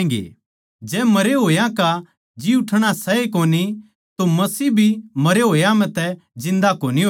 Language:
Haryanvi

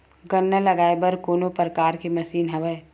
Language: Chhattisgarhi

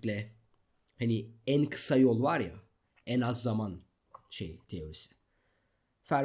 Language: Turkish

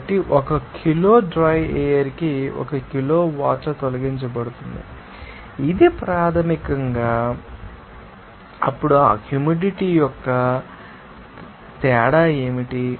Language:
Telugu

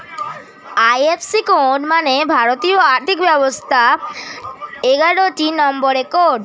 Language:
Bangla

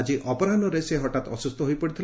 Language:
Odia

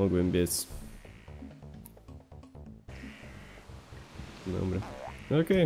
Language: Polish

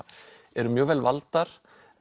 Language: Icelandic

